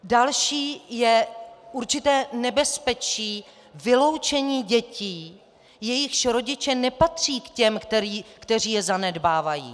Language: Czech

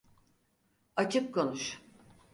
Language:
Turkish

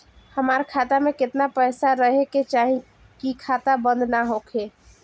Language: Bhojpuri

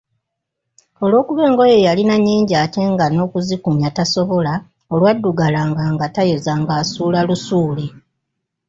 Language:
Ganda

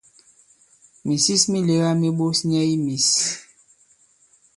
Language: Bankon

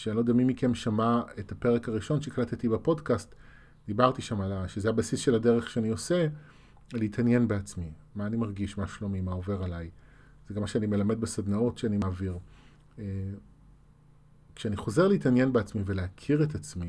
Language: Hebrew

